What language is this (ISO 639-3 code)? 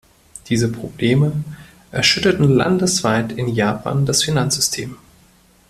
deu